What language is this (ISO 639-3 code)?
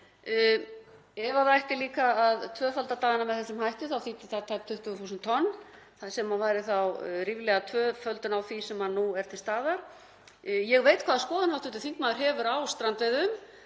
isl